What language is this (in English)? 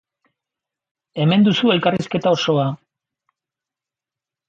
Basque